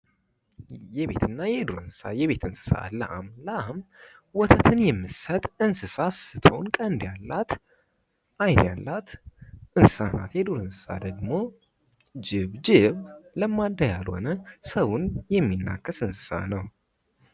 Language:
Amharic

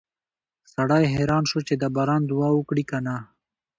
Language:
Pashto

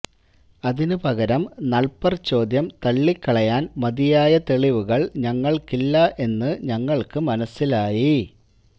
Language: Malayalam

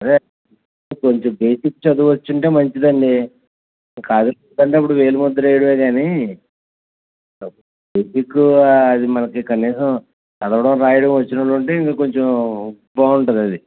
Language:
Telugu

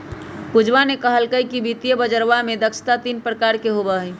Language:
Magahi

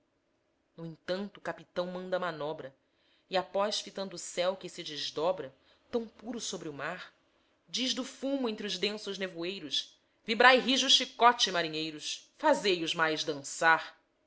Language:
Portuguese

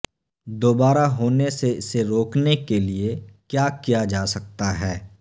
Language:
Urdu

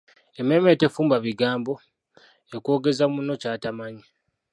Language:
Ganda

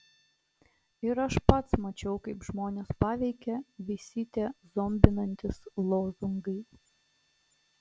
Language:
Lithuanian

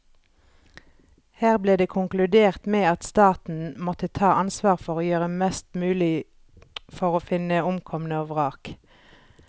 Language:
Norwegian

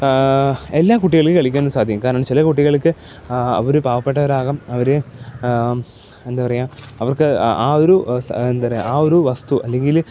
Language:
Malayalam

